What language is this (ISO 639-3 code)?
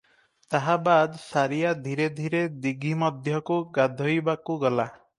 ori